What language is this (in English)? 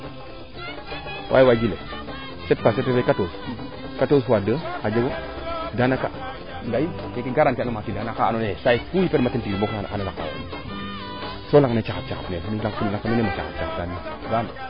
Serer